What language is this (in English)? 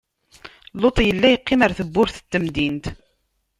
Kabyle